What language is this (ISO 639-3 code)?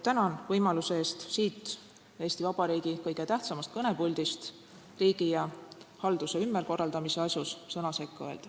est